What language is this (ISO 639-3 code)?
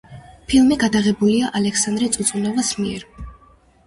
kat